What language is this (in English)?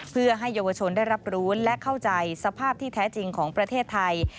Thai